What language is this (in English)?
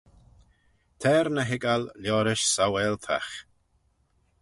Manx